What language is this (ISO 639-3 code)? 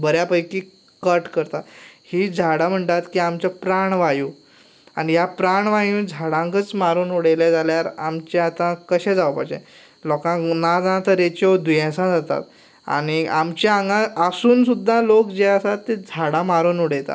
kok